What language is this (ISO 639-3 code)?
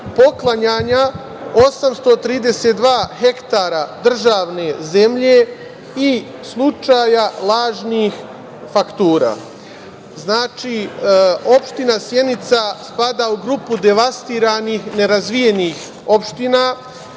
srp